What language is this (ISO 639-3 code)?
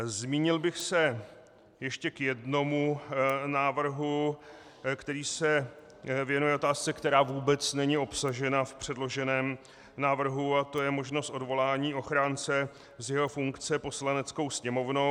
ces